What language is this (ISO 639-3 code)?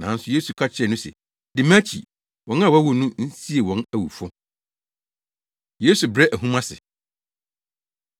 aka